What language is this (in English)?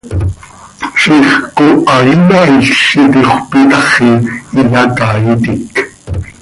Seri